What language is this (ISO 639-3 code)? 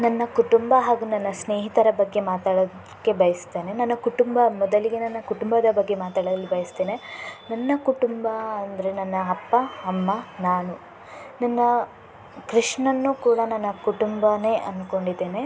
kan